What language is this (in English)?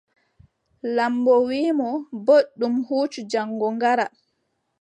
Adamawa Fulfulde